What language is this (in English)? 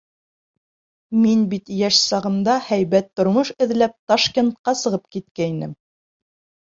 Bashkir